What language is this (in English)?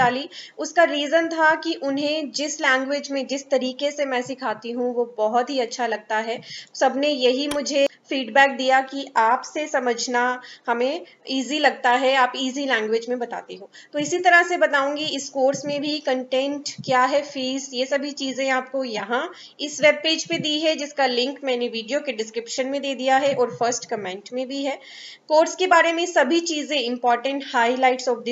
Hindi